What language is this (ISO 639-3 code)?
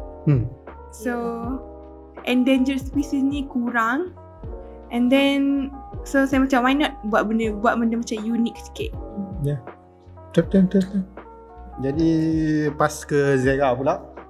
msa